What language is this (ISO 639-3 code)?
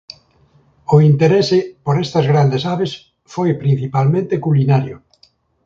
glg